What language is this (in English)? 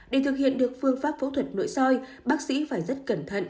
Vietnamese